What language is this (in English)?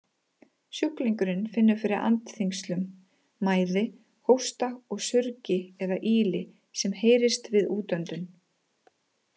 Icelandic